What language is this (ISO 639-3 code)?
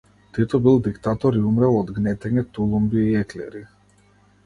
mkd